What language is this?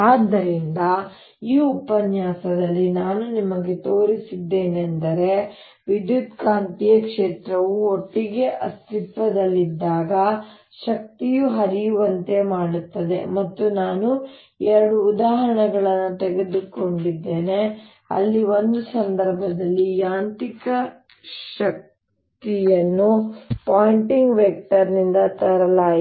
Kannada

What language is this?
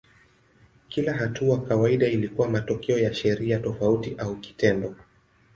Swahili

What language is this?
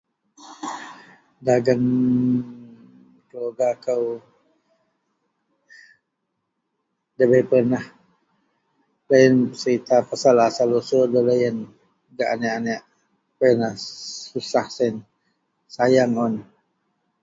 Central Melanau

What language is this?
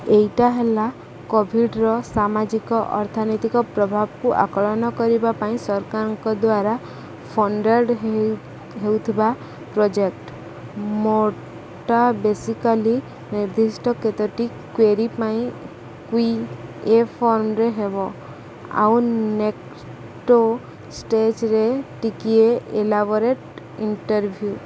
Odia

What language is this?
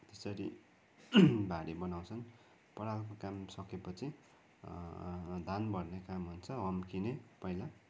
Nepali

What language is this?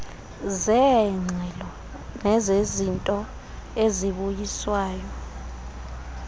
Xhosa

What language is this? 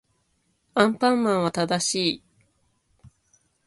Japanese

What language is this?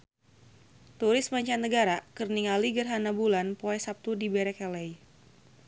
Sundanese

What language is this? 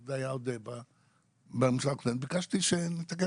Hebrew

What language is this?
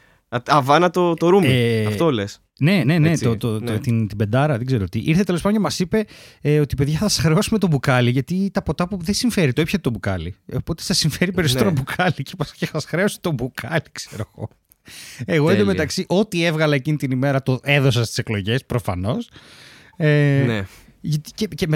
Greek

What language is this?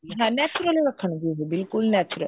Punjabi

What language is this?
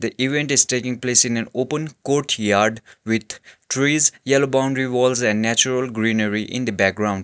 English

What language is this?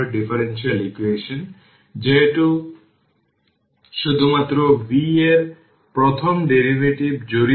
Bangla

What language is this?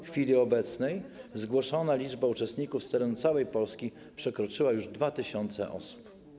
Polish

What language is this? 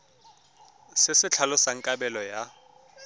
Tswana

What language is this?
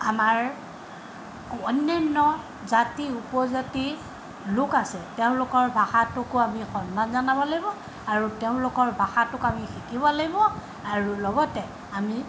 Assamese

